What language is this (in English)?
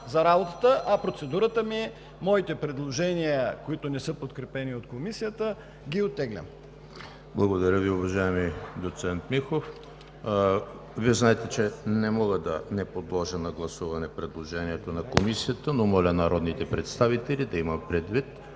Bulgarian